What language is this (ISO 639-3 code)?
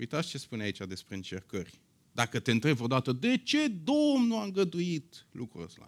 ron